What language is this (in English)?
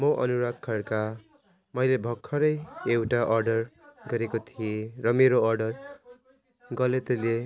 Nepali